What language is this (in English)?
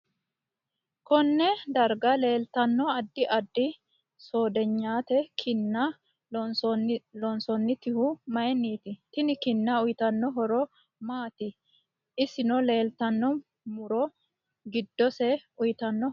Sidamo